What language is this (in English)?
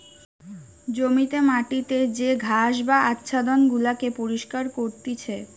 Bangla